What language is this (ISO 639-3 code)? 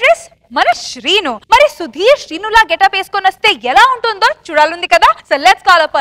tel